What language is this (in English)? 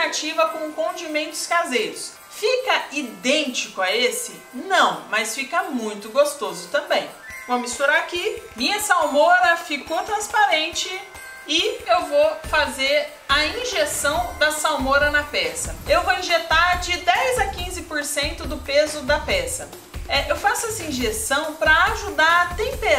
Portuguese